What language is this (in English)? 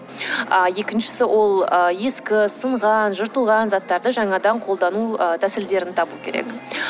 Kazakh